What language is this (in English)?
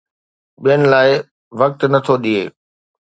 Sindhi